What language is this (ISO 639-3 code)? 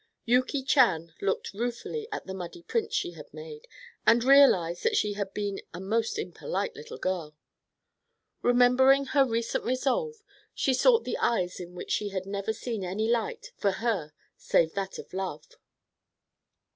eng